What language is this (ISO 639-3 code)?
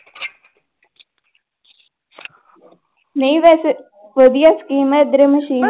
pan